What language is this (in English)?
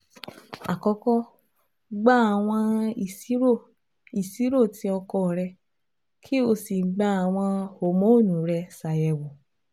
Yoruba